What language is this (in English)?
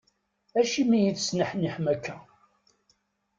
Kabyle